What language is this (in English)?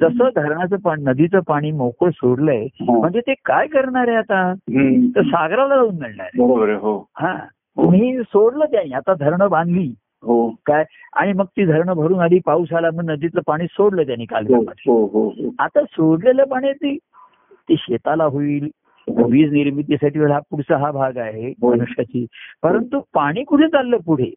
Marathi